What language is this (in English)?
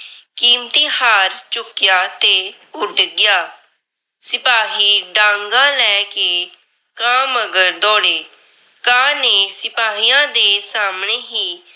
Punjabi